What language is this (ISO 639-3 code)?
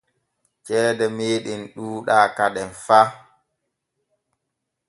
fue